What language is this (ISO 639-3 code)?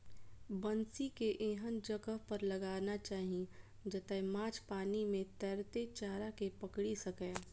mai